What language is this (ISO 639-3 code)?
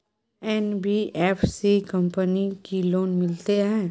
mai